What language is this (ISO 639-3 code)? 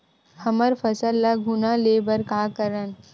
hne